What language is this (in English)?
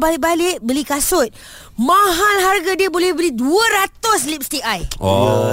Malay